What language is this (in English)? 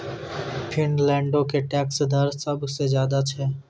Maithili